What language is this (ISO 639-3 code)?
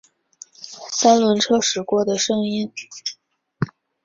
zho